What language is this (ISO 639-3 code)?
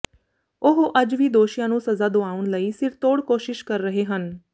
pan